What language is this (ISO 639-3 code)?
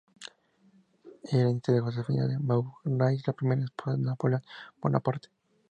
spa